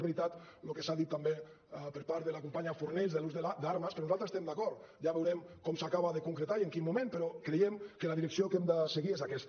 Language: Catalan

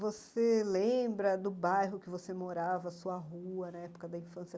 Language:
Portuguese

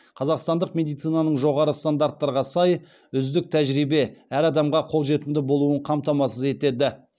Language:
Kazakh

